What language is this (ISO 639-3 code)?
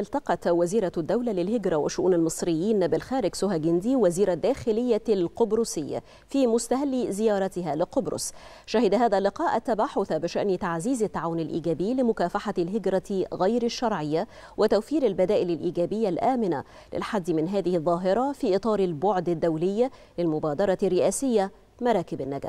ara